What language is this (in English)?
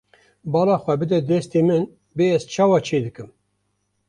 Kurdish